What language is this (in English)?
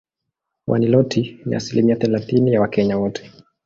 Swahili